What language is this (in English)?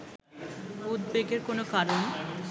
Bangla